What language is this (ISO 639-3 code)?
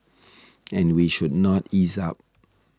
eng